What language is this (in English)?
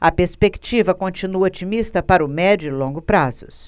Portuguese